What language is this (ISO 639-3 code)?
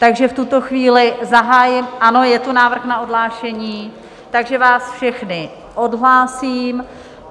ces